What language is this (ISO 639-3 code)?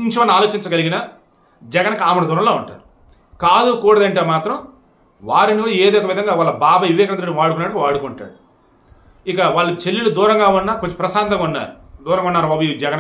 tel